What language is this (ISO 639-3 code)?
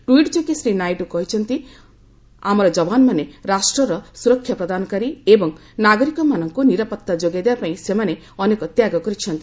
ori